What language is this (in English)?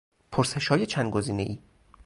Persian